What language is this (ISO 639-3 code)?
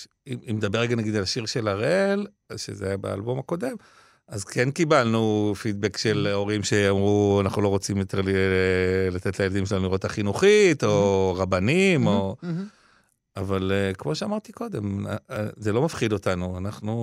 heb